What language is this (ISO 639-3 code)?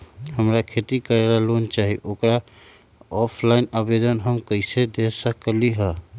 mag